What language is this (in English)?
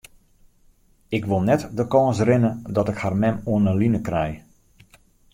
Western Frisian